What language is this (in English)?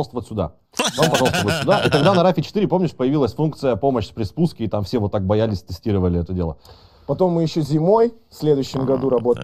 Russian